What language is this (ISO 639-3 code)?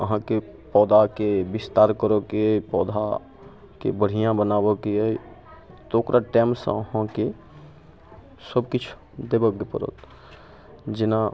mai